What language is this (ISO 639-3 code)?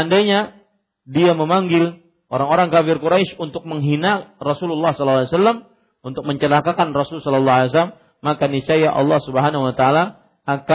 msa